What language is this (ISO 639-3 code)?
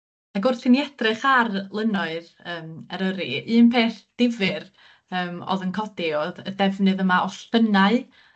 cym